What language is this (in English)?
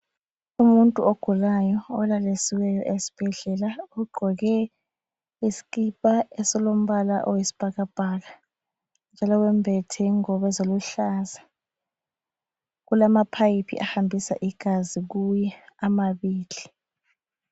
North Ndebele